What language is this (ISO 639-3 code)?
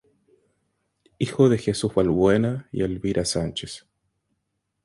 spa